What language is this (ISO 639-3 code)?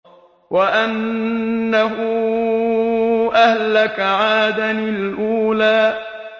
ara